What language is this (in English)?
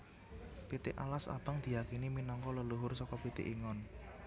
Javanese